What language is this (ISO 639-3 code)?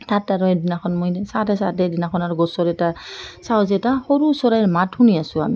asm